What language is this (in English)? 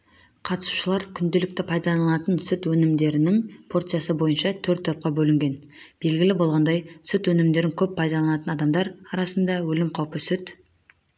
Kazakh